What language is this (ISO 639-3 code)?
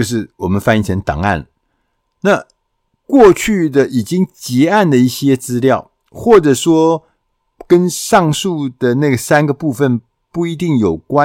zho